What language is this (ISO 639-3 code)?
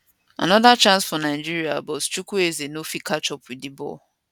pcm